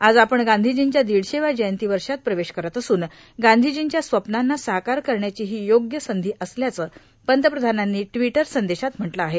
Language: Marathi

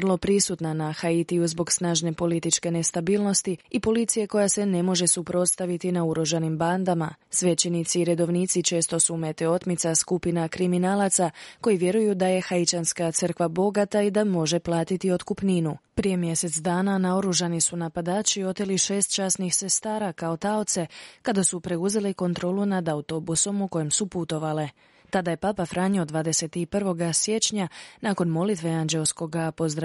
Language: Croatian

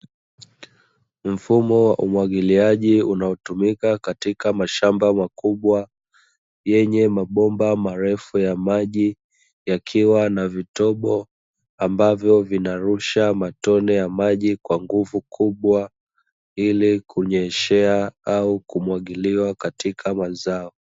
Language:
Swahili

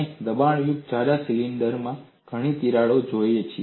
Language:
Gujarati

